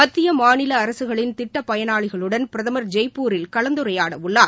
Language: Tamil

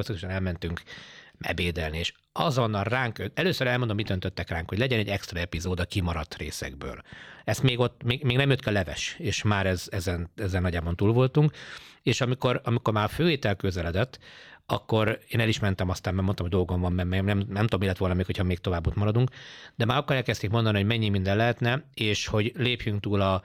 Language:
Hungarian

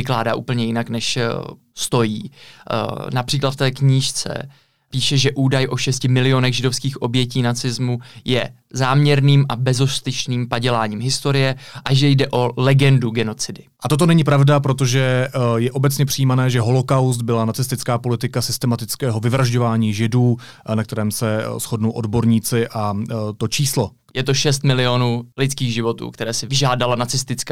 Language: Czech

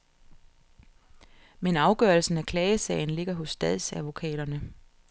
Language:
Danish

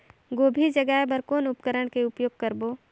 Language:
Chhattisgarhi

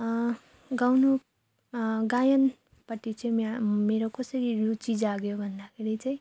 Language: Nepali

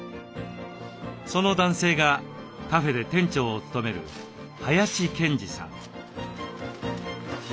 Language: Japanese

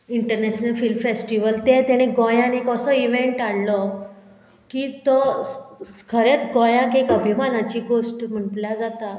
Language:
Konkani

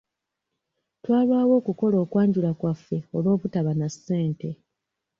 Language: Ganda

